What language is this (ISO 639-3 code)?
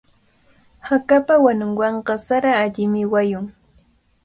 qvl